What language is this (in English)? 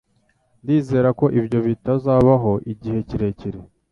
Kinyarwanda